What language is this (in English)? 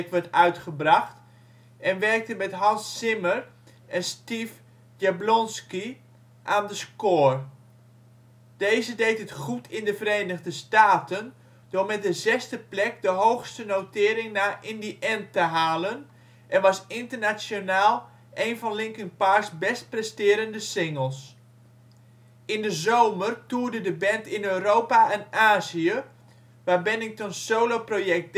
Dutch